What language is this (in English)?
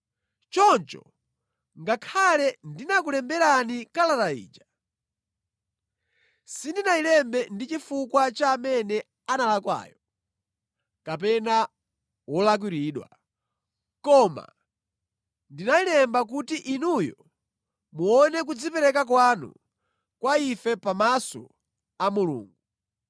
Nyanja